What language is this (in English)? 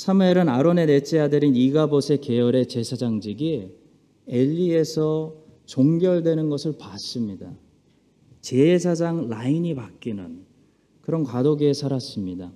Korean